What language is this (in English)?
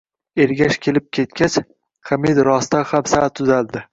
Uzbek